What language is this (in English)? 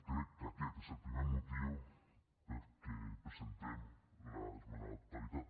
Catalan